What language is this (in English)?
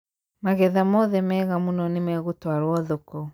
Kikuyu